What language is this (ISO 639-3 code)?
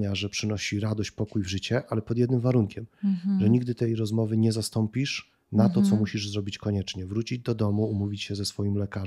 pol